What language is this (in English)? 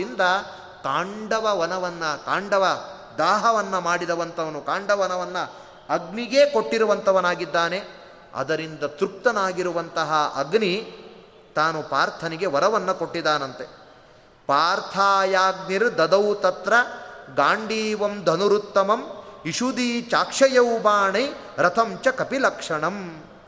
Kannada